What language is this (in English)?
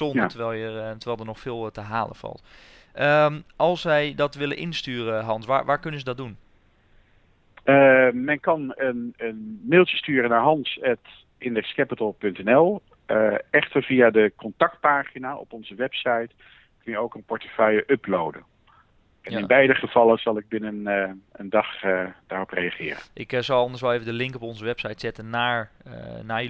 Dutch